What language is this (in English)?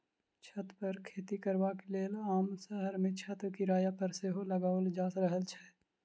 Maithili